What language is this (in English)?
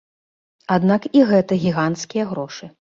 Belarusian